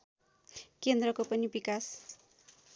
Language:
Nepali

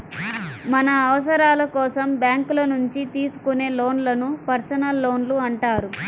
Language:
Telugu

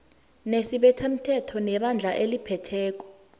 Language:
South Ndebele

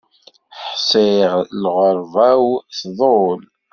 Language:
Kabyle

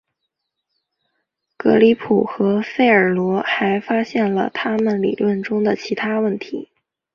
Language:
Chinese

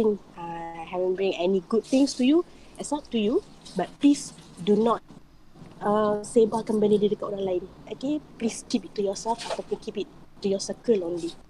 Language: Malay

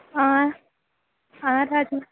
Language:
Dogri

